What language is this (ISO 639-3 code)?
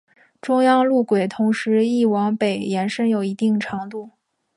zho